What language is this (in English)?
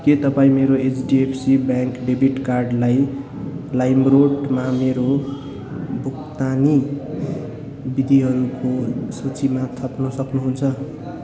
Nepali